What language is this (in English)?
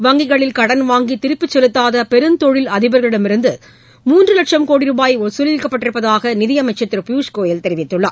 Tamil